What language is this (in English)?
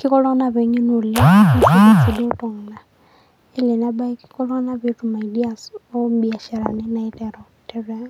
Masai